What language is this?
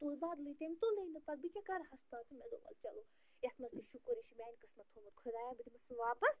Kashmiri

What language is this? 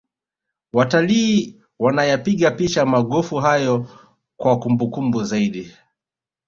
Swahili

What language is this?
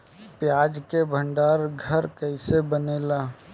Bhojpuri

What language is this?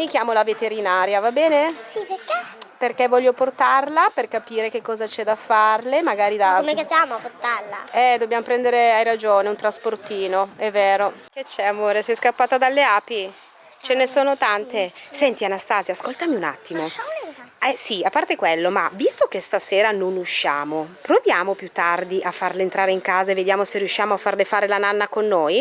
Italian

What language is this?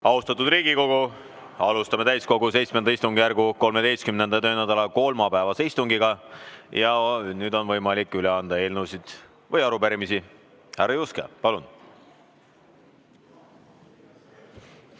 Estonian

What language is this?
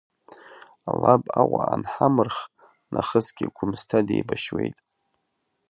Abkhazian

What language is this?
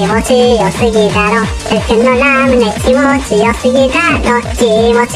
Japanese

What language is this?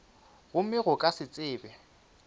Northern Sotho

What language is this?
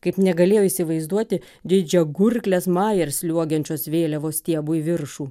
Lithuanian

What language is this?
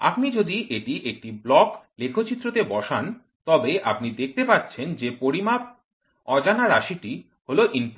Bangla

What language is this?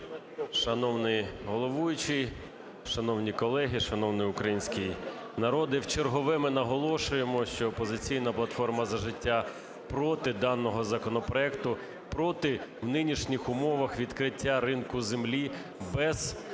Ukrainian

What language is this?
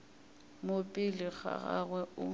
Northern Sotho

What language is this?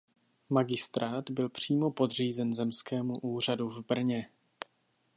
Czech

